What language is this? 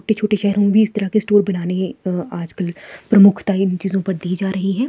Hindi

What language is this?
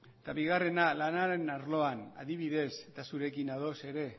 Basque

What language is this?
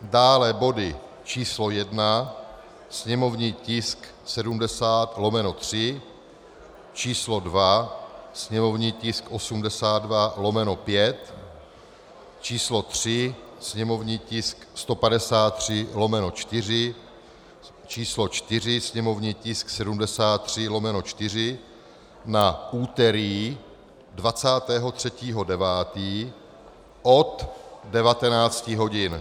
Czech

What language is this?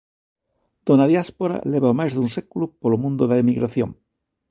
Galician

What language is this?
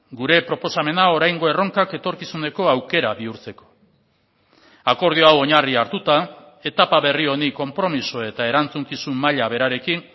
Basque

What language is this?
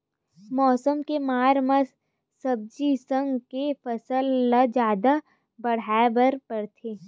Chhattisgarhi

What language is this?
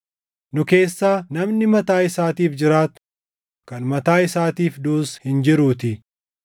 Oromo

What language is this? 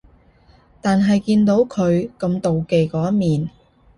Cantonese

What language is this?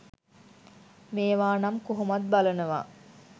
Sinhala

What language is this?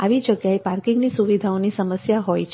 Gujarati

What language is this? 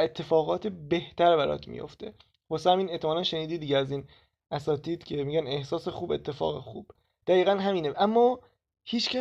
Persian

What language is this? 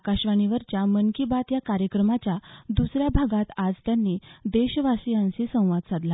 Marathi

